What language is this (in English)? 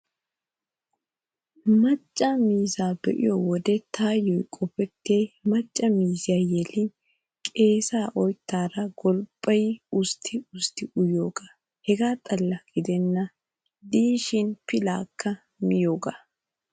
Wolaytta